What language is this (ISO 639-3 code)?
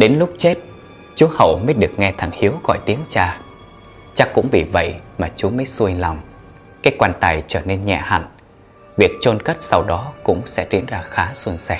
vie